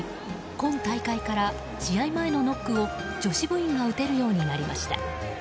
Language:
Japanese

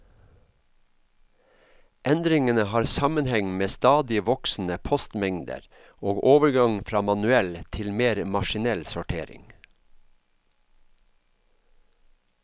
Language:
Norwegian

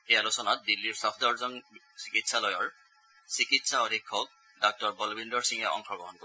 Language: Assamese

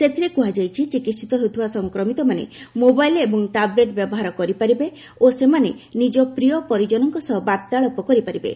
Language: Odia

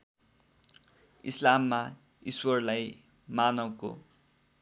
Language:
Nepali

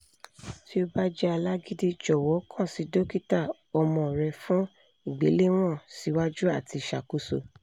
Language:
Yoruba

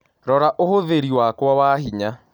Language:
Kikuyu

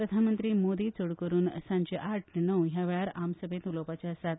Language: Konkani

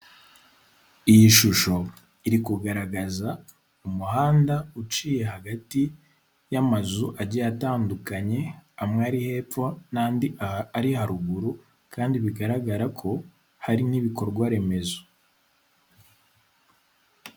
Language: Kinyarwanda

